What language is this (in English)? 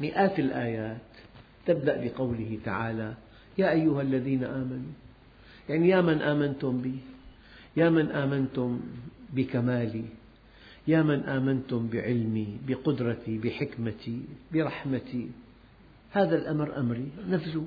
Arabic